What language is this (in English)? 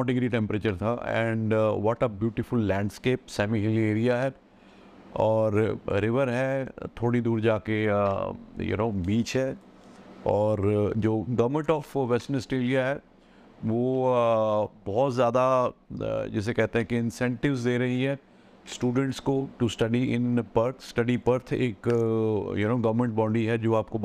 Hindi